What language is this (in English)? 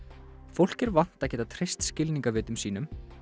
Icelandic